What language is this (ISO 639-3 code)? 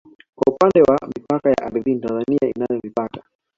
swa